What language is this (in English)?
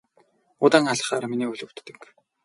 Mongolian